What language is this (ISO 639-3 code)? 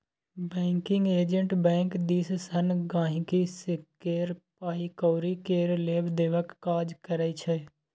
mai